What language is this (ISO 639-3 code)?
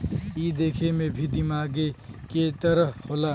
bho